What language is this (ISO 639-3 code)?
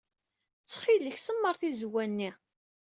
kab